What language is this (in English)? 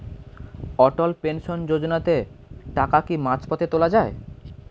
Bangla